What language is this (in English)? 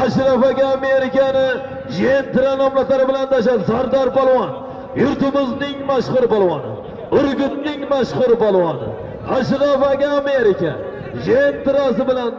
Turkish